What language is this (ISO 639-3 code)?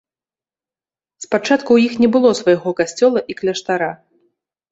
bel